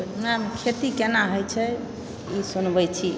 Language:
Maithili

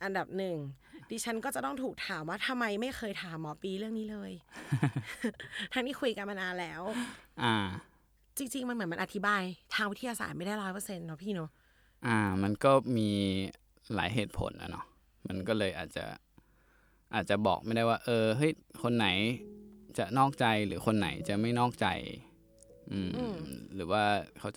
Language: Thai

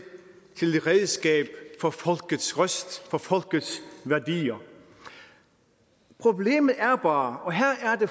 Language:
Danish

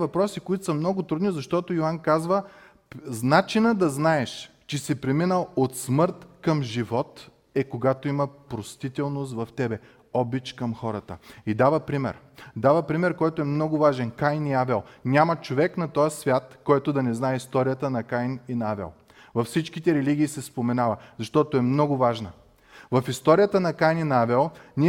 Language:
Bulgarian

